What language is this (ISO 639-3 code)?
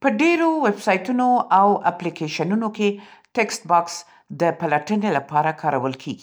pst